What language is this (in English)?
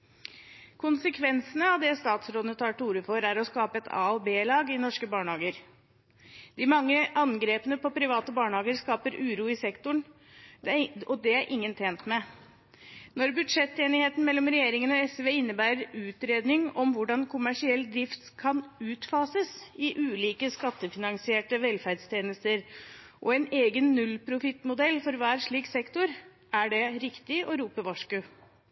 Norwegian Bokmål